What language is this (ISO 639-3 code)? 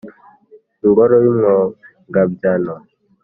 kin